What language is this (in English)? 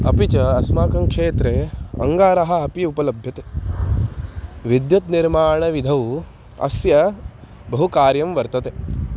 Sanskrit